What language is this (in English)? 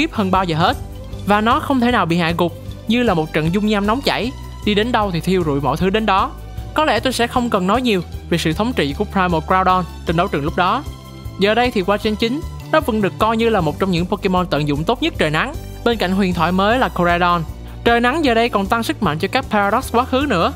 Vietnamese